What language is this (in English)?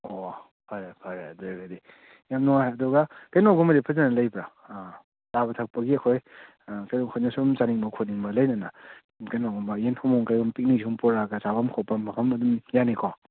Manipuri